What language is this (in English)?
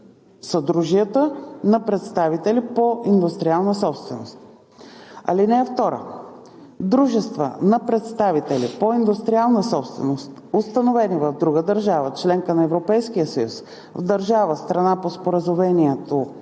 Bulgarian